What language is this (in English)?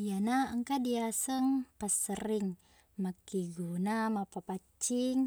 Buginese